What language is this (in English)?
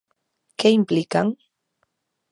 Galician